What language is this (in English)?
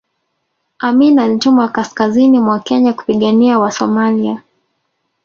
Swahili